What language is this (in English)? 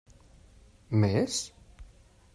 Catalan